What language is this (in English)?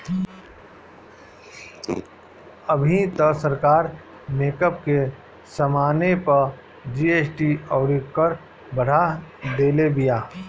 Bhojpuri